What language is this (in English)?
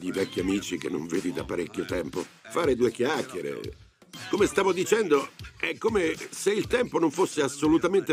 Italian